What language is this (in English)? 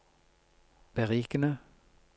Norwegian